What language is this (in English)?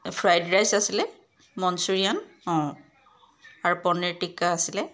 Assamese